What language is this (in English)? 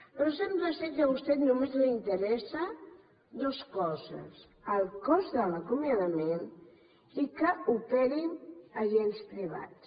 Catalan